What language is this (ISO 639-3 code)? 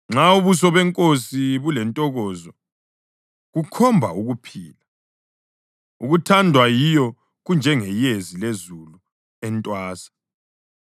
nde